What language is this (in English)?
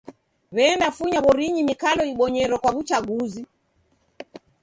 Taita